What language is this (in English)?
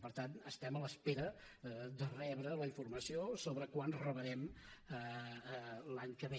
Catalan